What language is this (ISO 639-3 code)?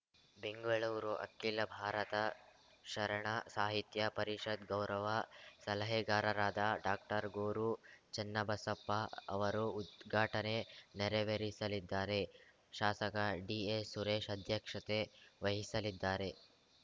kan